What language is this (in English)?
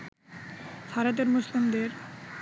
Bangla